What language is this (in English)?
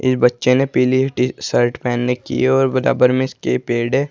Hindi